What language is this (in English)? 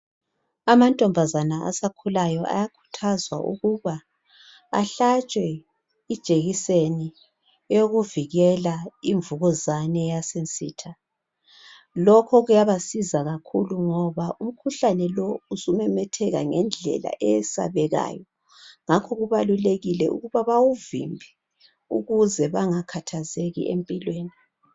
North Ndebele